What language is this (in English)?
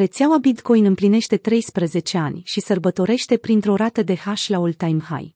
Romanian